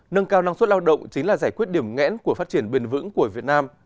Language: Vietnamese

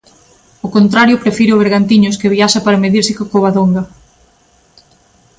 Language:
Galician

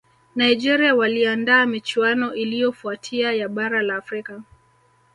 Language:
Swahili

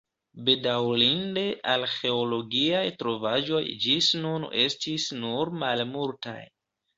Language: Esperanto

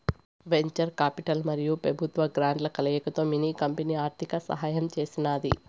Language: Telugu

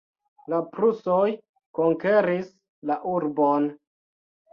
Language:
Esperanto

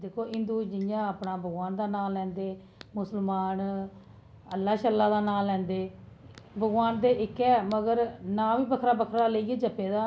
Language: Dogri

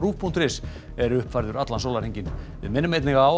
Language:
Icelandic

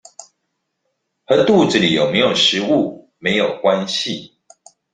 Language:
Chinese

